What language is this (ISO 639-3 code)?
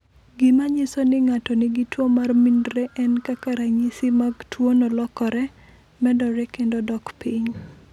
luo